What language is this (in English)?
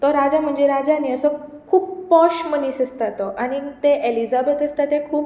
Konkani